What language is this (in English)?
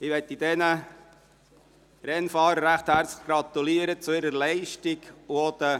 Swiss German